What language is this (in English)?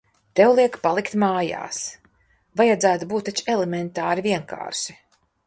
Latvian